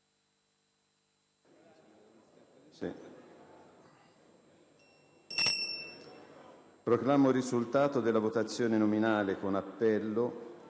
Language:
Italian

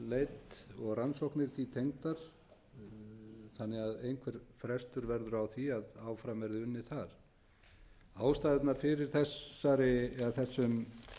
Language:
Icelandic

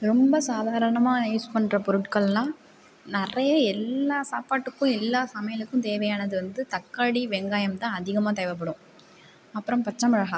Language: Tamil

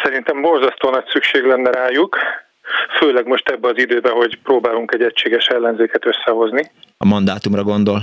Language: Hungarian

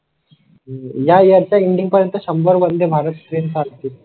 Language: Marathi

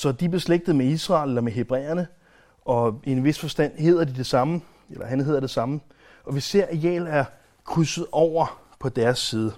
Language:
Danish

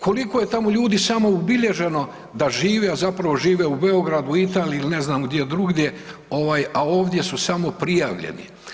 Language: Croatian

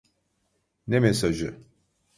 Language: Turkish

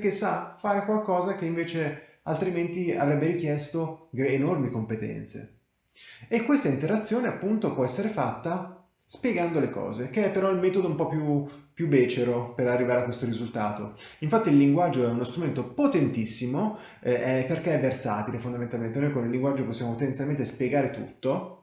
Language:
Italian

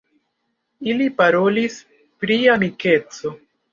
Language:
Esperanto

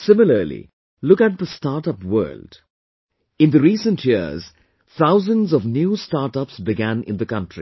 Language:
English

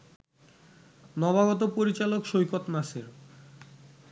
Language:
Bangla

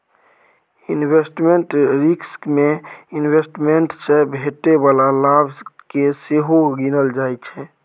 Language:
Maithili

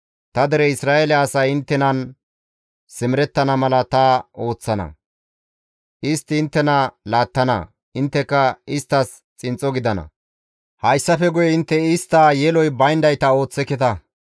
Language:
Gamo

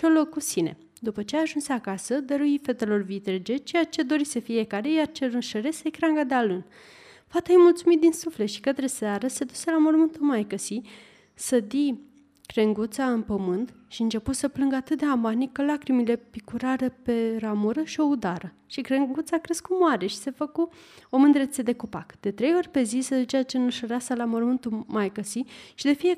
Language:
Romanian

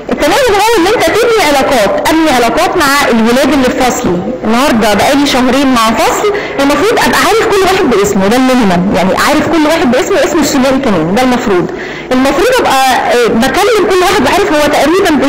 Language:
Arabic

